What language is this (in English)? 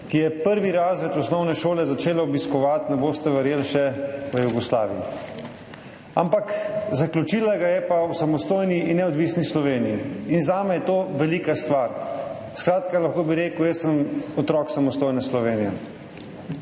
Slovenian